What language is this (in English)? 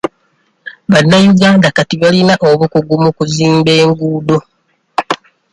Ganda